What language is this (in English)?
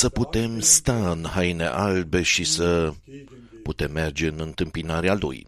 Romanian